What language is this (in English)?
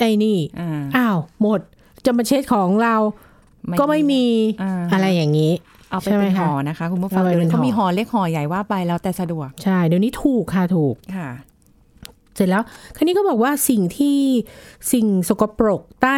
Thai